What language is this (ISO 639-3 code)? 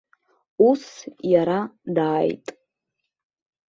abk